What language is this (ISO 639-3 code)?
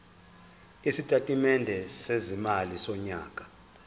zul